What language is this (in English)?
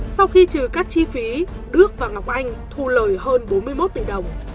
Vietnamese